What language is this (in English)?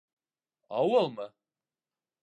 Bashkir